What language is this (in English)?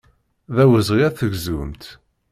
Kabyle